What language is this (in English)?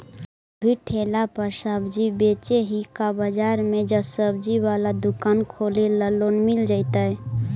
Magahi